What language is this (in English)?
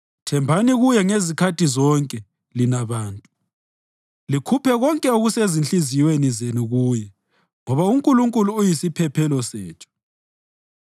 North Ndebele